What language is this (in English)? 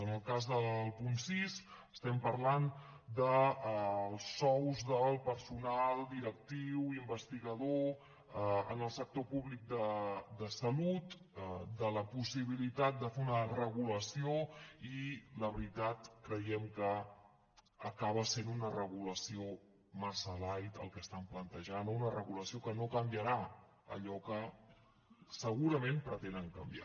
Catalan